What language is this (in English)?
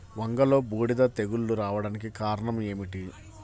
Telugu